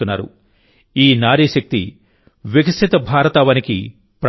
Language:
Telugu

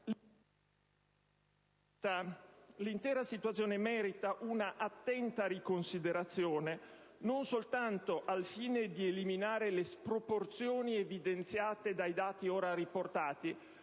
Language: Italian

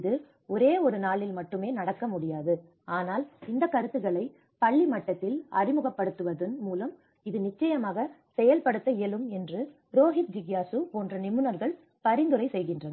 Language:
Tamil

